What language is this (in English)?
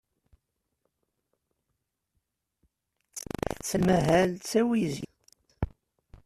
Kabyle